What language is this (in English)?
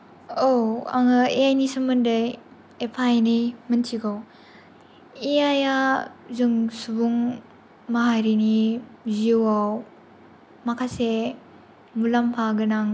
Bodo